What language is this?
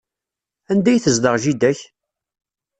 Kabyle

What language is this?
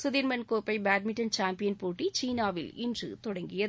Tamil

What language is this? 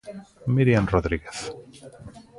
Galician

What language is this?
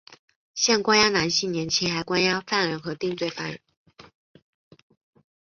Chinese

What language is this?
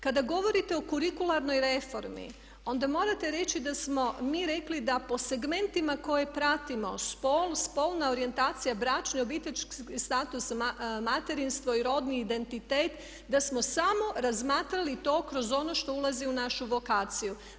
Croatian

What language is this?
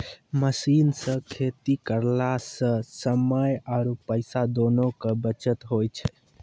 Maithili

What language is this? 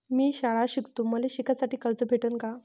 Marathi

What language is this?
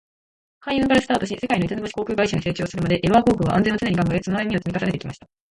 Japanese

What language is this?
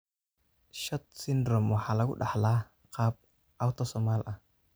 Somali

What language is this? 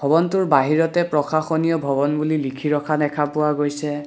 Assamese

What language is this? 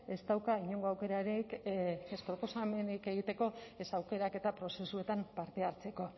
Basque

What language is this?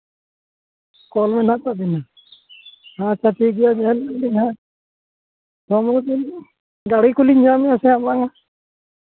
Santali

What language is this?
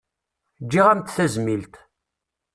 Kabyle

